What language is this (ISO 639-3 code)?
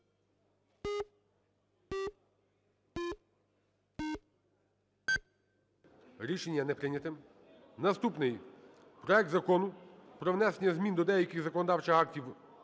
ukr